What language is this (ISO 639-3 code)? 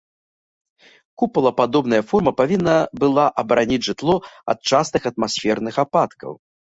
bel